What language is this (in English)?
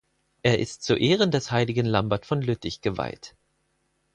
German